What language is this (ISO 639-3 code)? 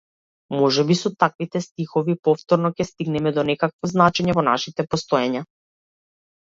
mkd